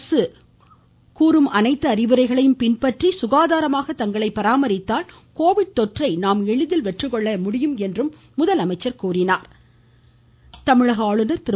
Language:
Tamil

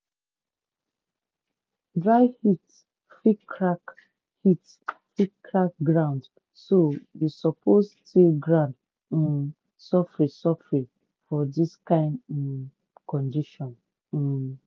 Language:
Nigerian Pidgin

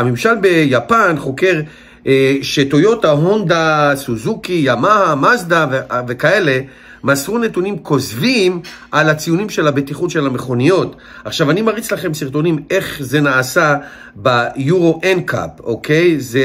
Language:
Hebrew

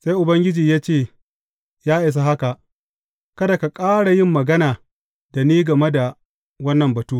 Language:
Hausa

